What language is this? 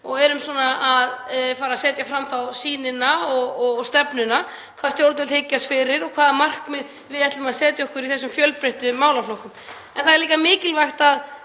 Icelandic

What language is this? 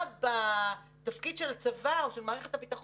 Hebrew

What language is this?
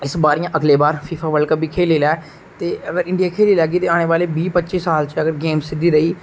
Dogri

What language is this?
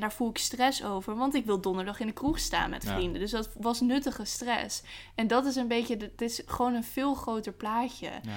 Dutch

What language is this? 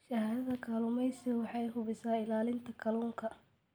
Somali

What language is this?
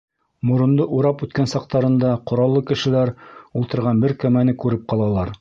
Bashkir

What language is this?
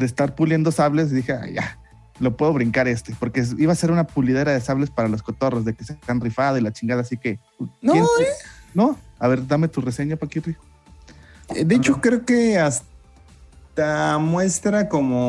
Spanish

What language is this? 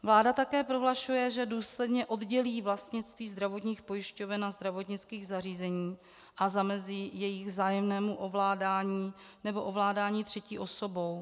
Czech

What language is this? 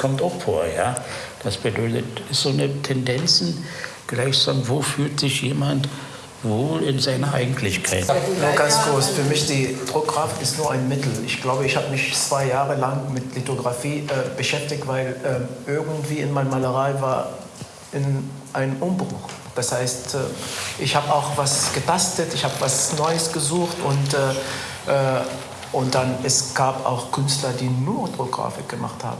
German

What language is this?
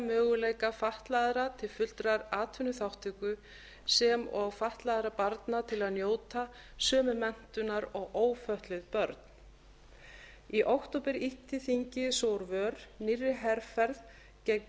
Icelandic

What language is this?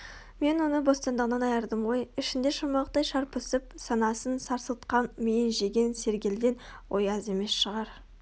Kazakh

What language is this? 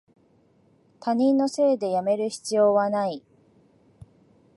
Japanese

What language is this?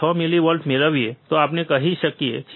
Gujarati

